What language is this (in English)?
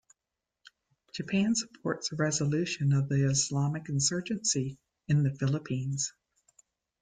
English